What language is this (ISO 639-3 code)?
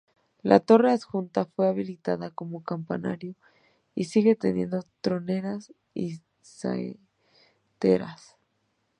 spa